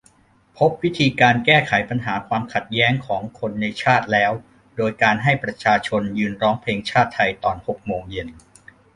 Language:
Thai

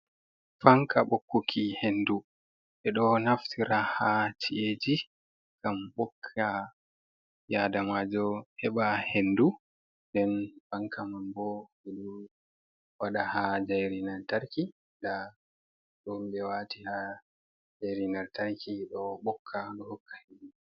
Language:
Fula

